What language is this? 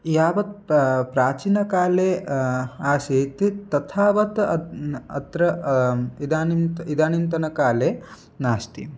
Sanskrit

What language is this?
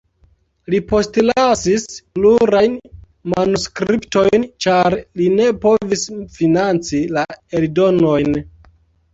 Esperanto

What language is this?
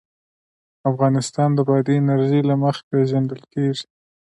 Pashto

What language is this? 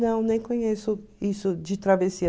Portuguese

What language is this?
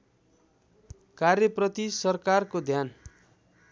Nepali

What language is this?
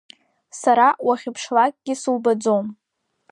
Abkhazian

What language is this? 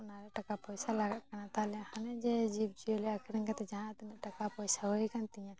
Santali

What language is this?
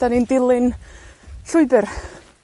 Welsh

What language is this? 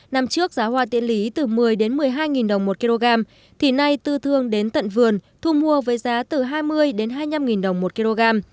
Vietnamese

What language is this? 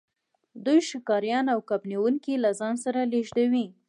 Pashto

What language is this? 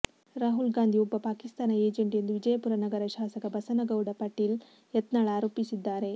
Kannada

